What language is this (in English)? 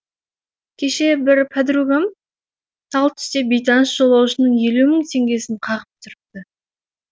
Kazakh